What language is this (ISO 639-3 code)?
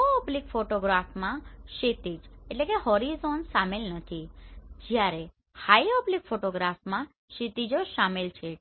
guj